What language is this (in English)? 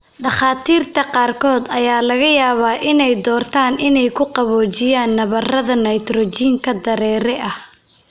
Somali